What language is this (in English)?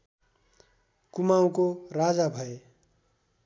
Nepali